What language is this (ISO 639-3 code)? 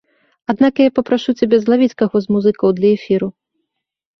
bel